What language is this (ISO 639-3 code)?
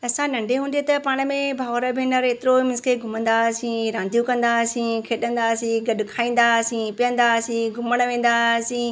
snd